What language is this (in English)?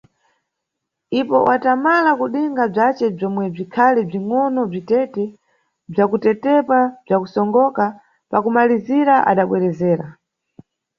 Nyungwe